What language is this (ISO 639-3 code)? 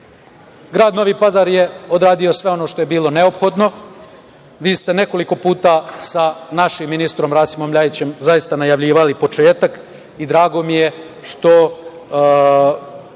srp